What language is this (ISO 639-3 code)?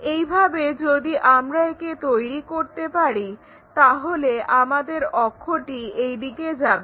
ben